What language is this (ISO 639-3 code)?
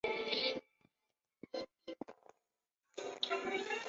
zho